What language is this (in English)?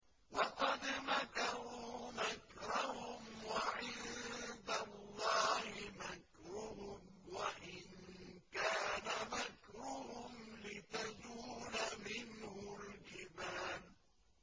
Arabic